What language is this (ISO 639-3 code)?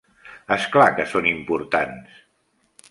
cat